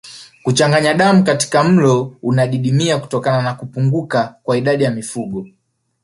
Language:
Swahili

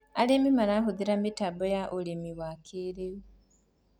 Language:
Kikuyu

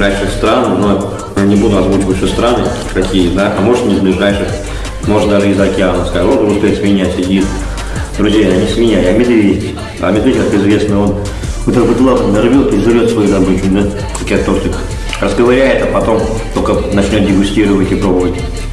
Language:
Russian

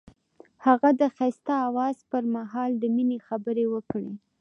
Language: Pashto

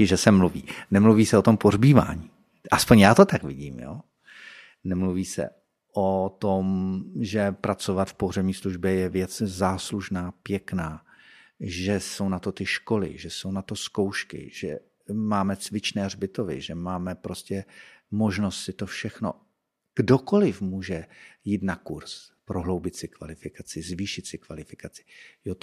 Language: Czech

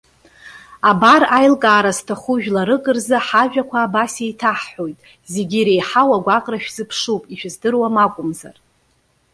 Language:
Abkhazian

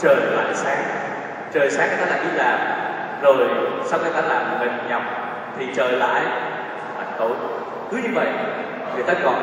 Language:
Vietnamese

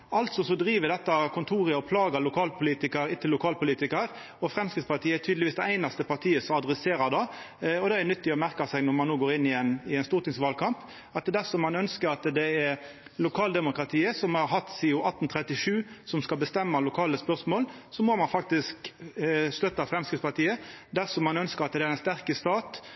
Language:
Norwegian Nynorsk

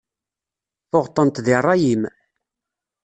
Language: Kabyle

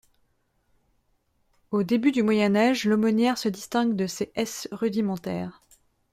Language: French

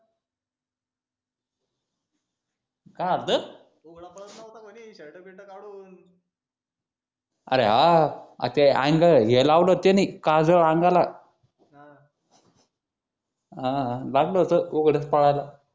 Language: Marathi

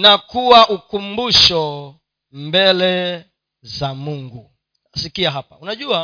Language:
Swahili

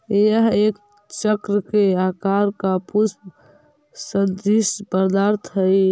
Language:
Magahi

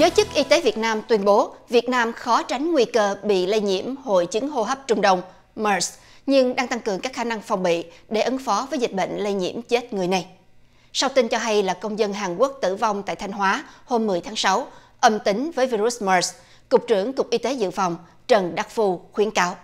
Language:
Vietnamese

